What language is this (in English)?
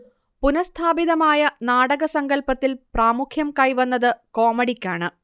Malayalam